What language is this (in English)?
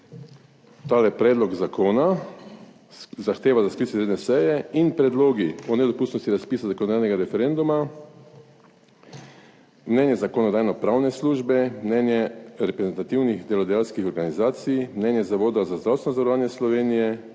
Slovenian